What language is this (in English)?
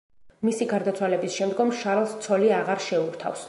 Georgian